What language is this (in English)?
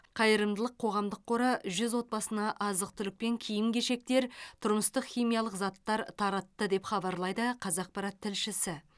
Kazakh